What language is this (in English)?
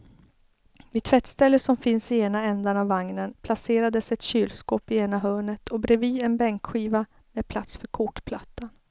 Swedish